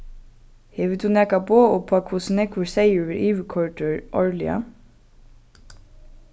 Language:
Faroese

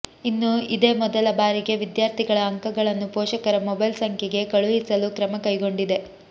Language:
Kannada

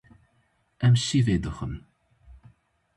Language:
Kurdish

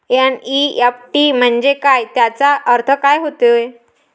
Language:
Marathi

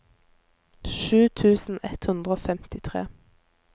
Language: Norwegian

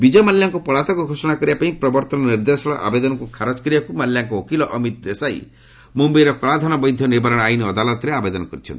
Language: Odia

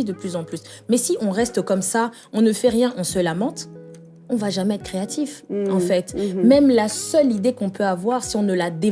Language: French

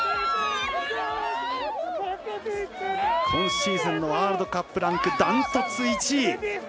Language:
Japanese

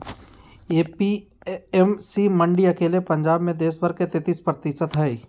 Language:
Magahi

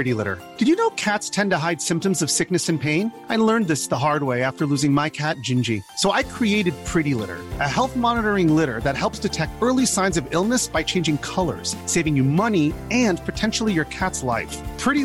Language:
Persian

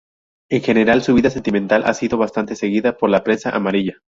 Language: Spanish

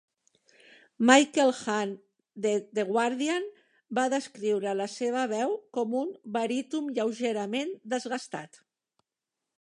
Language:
Catalan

